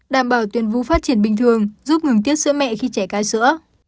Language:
Vietnamese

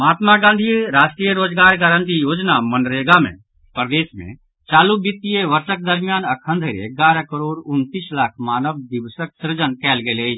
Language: Maithili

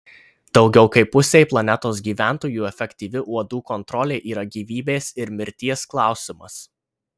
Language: Lithuanian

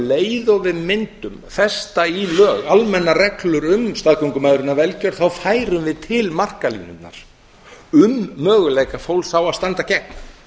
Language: Icelandic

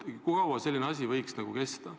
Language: Estonian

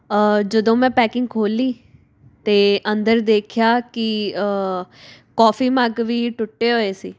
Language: Punjabi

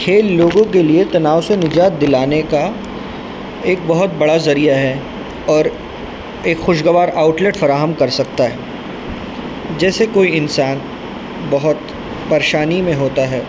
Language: Urdu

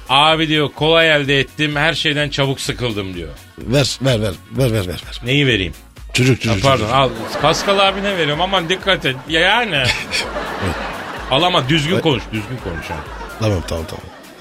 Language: Turkish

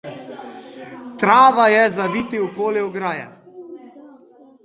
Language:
Slovenian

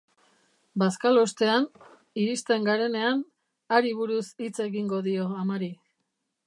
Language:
Basque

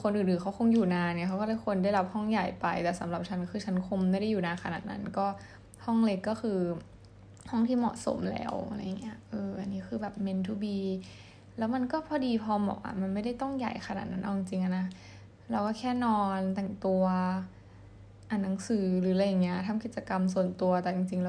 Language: Thai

